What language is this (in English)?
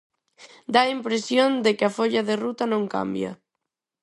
Galician